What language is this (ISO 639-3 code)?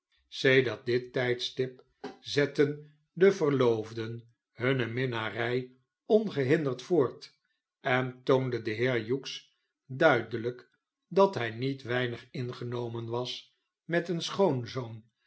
nld